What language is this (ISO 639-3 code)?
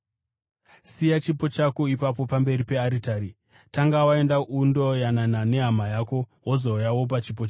sna